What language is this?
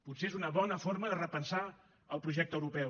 Catalan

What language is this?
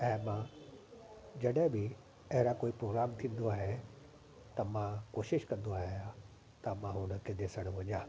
Sindhi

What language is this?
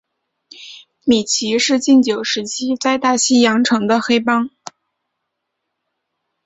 Chinese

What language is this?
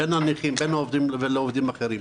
Hebrew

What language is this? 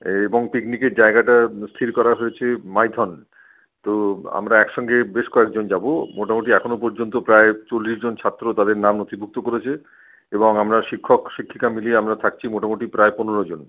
Bangla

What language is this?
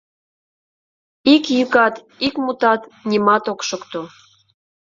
Mari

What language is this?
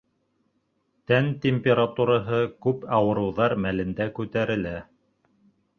Bashkir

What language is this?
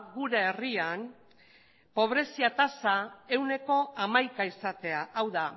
Basque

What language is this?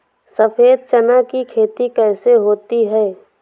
Hindi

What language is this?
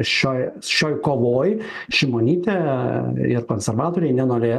Lithuanian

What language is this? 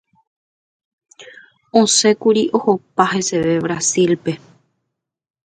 Guarani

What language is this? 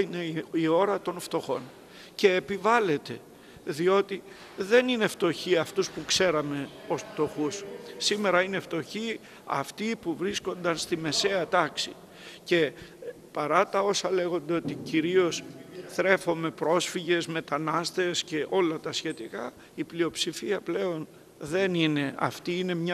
Greek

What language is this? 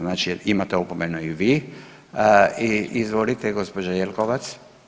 Croatian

